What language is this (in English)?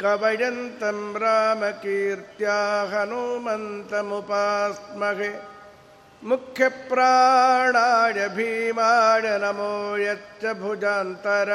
Kannada